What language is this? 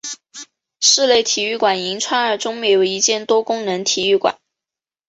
Chinese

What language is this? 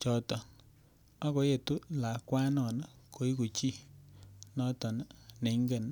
Kalenjin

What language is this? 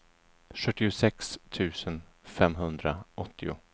Swedish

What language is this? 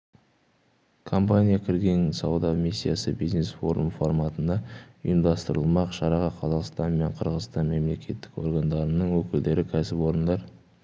Kazakh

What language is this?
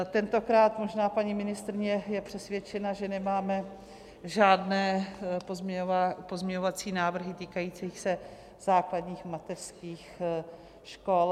Czech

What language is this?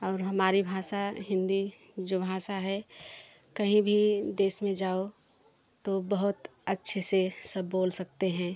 Hindi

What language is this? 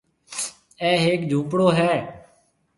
Marwari (Pakistan)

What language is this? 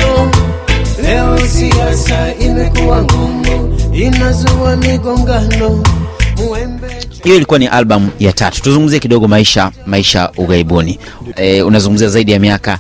Swahili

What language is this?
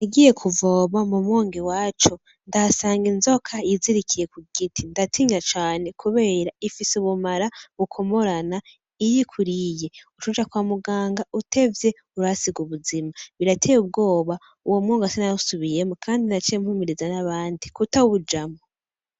Rundi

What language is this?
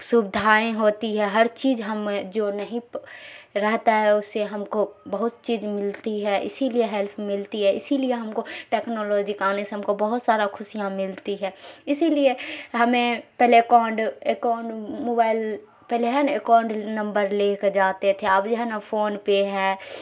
Urdu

